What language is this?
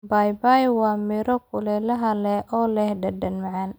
Somali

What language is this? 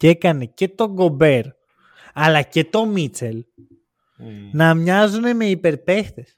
Greek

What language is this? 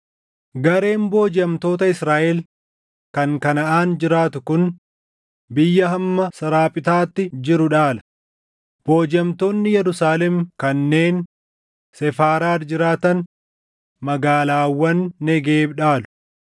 Oromo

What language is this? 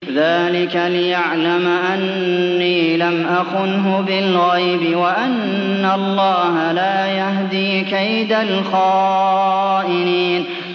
Arabic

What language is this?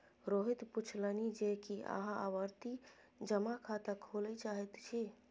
Maithili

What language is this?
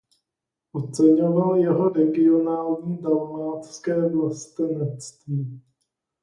Czech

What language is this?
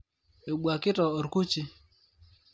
Masai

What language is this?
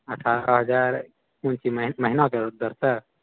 Maithili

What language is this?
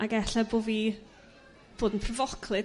Welsh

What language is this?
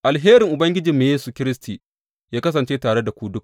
Hausa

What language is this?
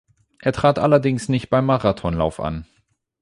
German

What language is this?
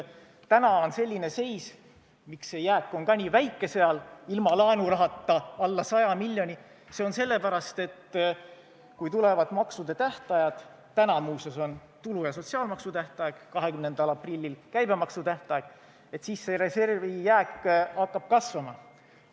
Estonian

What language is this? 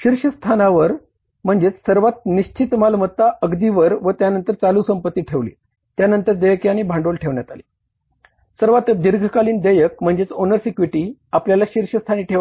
Marathi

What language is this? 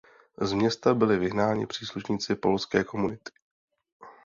Czech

